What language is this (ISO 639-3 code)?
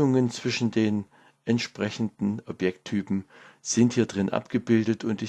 deu